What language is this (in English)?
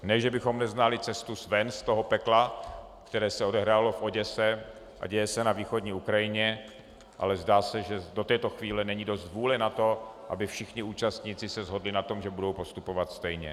Czech